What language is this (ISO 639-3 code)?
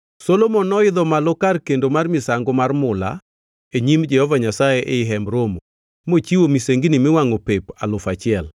luo